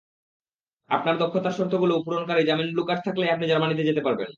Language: Bangla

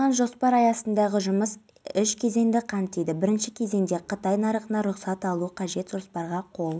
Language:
Kazakh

